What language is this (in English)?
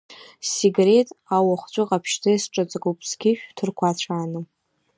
Abkhazian